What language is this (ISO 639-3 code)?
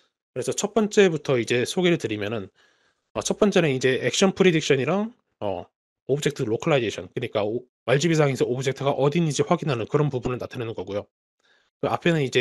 kor